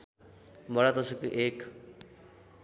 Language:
Nepali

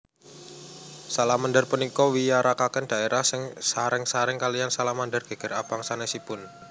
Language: Javanese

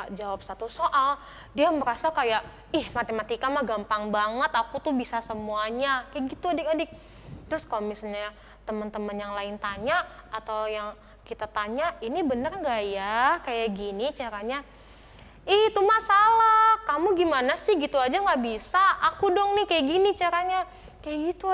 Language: Indonesian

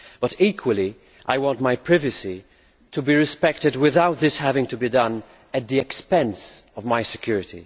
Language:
English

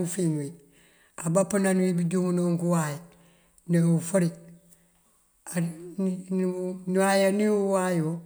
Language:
Mandjak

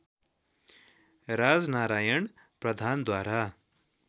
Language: Nepali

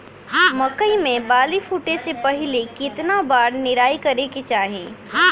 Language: Bhojpuri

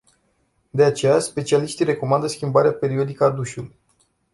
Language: Romanian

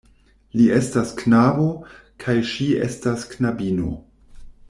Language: Esperanto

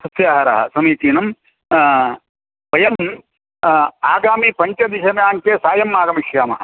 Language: Sanskrit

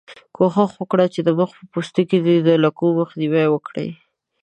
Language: Pashto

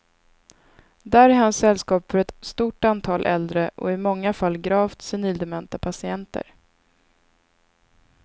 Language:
Swedish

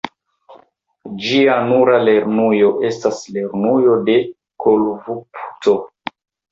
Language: Esperanto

